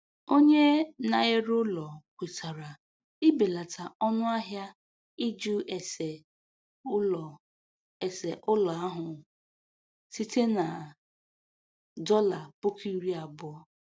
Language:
Igbo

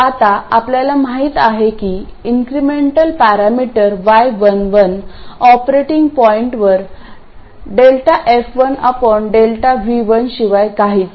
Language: Marathi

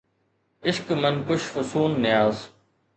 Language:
Sindhi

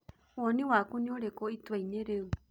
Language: Kikuyu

